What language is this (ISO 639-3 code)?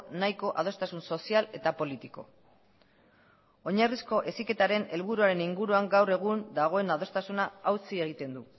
eus